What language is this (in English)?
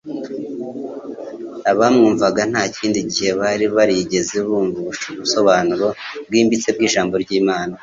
Kinyarwanda